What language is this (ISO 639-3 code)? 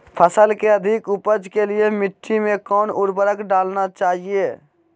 mag